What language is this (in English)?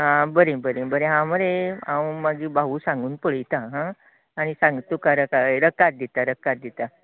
Konkani